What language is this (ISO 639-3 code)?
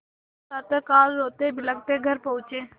hin